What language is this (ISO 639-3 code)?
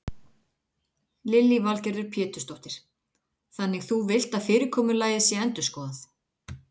isl